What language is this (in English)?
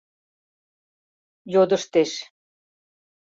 Mari